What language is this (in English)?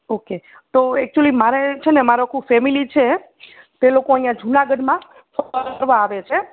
Gujarati